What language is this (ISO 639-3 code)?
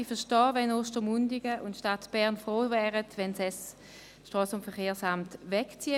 gsw